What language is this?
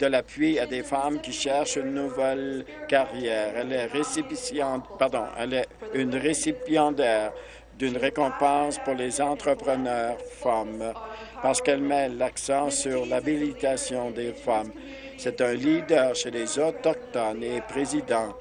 French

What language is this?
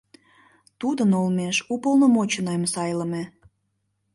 Mari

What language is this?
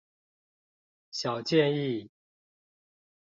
Chinese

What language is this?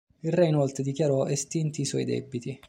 Italian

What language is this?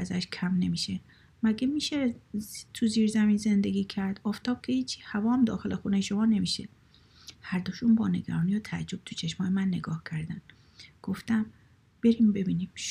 Persian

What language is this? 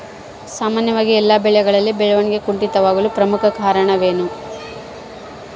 Kannada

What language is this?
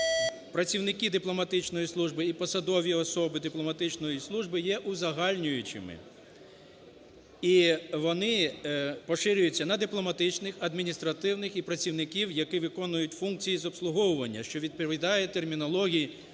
Ukrainian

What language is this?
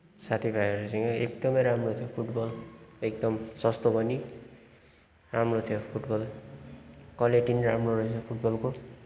Nepali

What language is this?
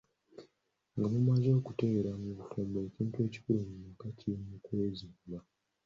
Ganda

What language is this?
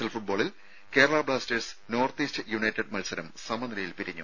Malayalam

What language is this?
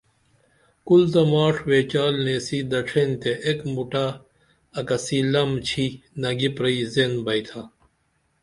Dameli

